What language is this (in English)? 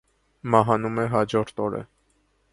Armenian